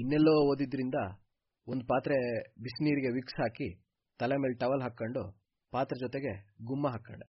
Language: Kannada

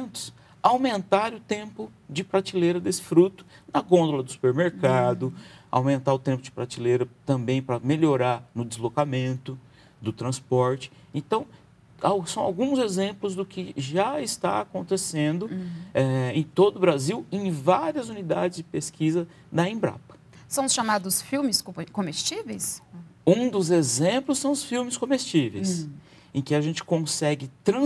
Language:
Portuguese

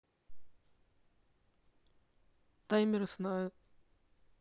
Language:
Russian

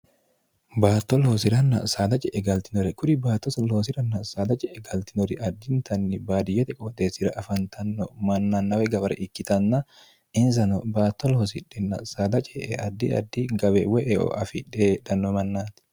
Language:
Sidamo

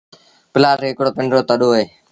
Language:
Sindhi Bhil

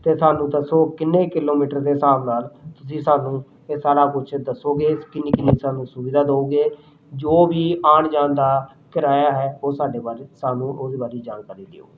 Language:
Punjabi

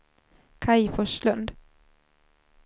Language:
Swedish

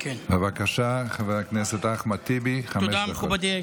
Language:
Hebrew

